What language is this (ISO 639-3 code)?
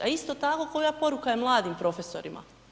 hrv